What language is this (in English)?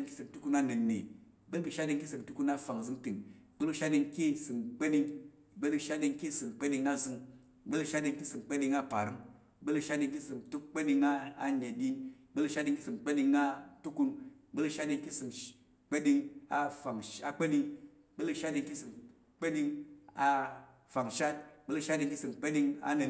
Tarok